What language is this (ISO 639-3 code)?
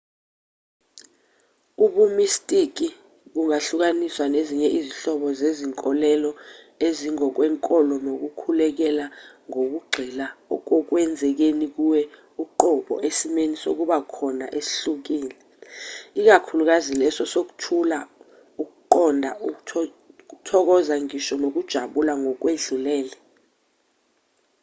zul